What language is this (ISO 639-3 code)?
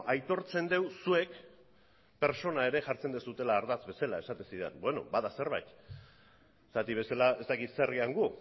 eus